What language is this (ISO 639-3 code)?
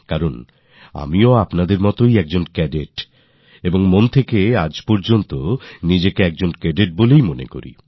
ben